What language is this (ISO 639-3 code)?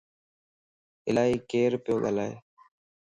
lss